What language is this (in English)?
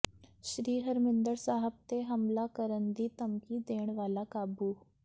Punjabi